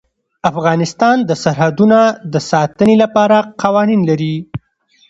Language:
Pashto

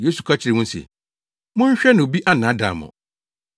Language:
Akan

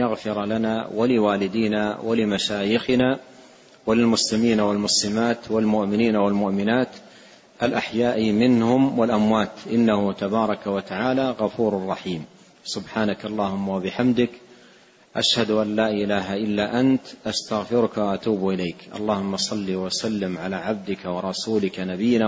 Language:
Arabic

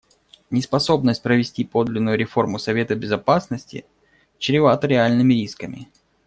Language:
Russian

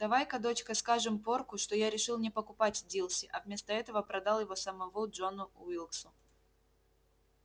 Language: Russian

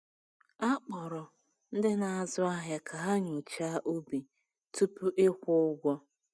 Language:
Igbo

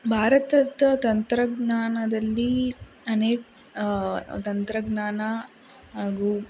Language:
Kannada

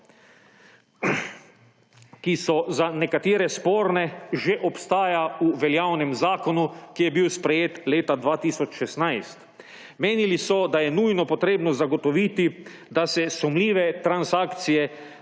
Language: Slovenian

